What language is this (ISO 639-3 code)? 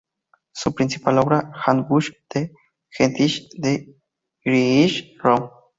spa